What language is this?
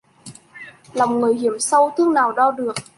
Vietnamese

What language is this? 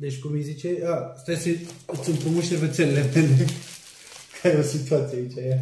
Romanian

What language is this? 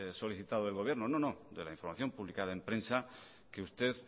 Spanish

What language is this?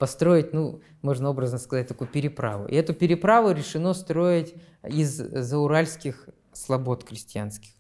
Russian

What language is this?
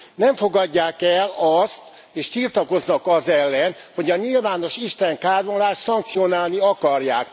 Hungarian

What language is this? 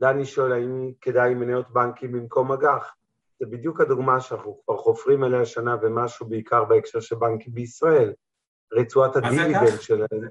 Hebrew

